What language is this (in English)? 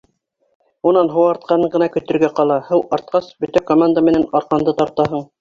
Bashkir